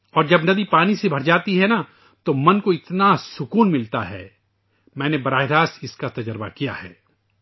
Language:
Urdu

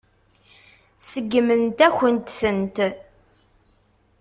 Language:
Kabyle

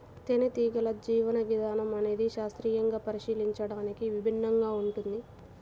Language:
Telugu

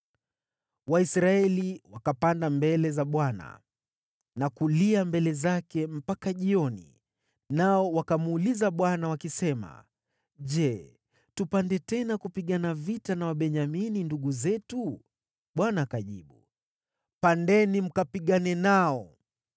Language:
Swahili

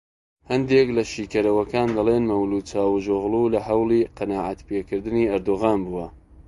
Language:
Central Kurdish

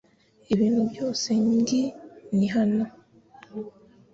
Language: Kinyarwanda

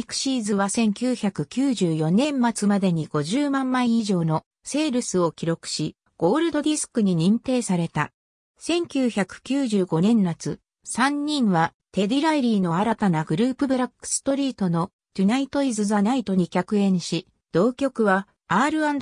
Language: Japanese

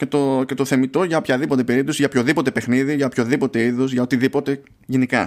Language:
Greek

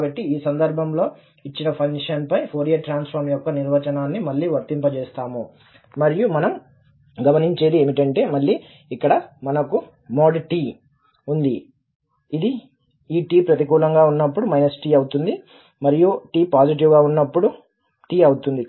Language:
Telugu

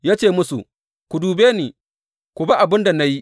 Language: Hausa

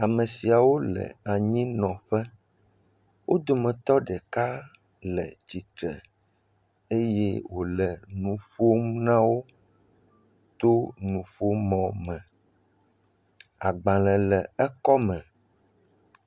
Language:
Ewe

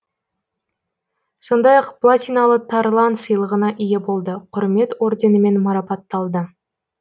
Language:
Kazakh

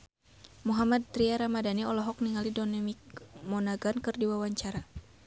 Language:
Sundanese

